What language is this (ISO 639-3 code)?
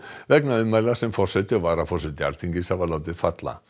isl